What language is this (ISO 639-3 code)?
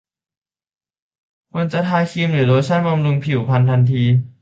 tha